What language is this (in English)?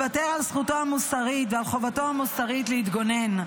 Hebrew